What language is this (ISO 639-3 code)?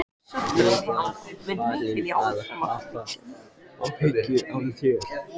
isl